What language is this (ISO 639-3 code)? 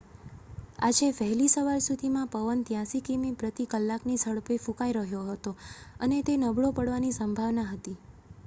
guj